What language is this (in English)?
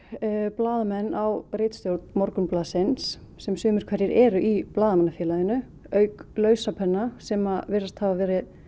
Icelandic